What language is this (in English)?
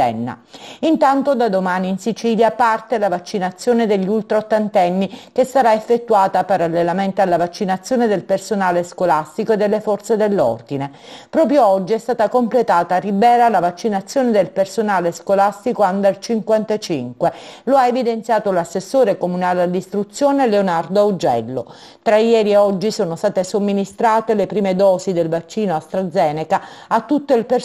Italian